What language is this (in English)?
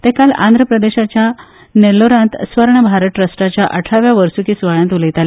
Konkani